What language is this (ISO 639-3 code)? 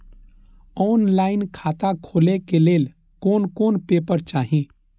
mai